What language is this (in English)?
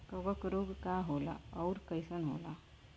Bhojpuri